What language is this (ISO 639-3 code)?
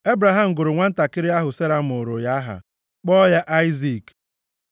ibo